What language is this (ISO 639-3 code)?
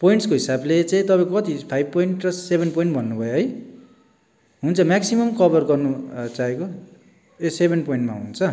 nep